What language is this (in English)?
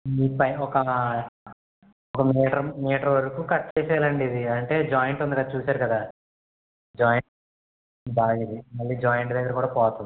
Telugu